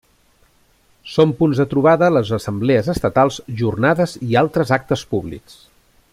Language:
Catalan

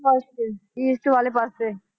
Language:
Punjabi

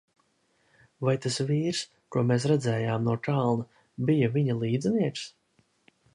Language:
Latvian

